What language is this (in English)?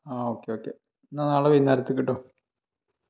Malayalam